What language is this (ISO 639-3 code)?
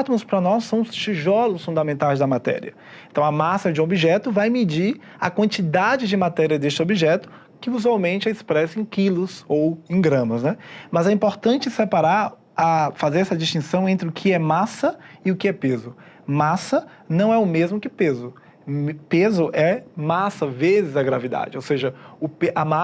por